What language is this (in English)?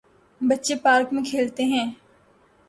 Urdu